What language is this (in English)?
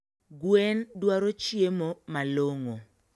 Luo (Kenya and Tanzania)